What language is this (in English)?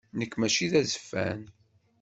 Kabyle